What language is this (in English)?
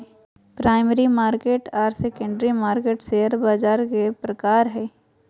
Magahi